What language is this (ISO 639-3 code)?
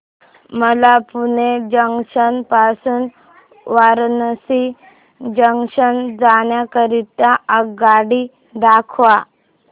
mar